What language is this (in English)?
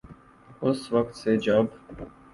Urdu